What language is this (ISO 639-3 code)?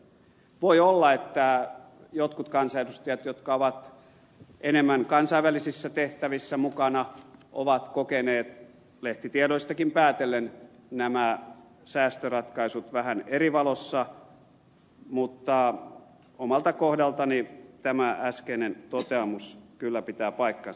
fin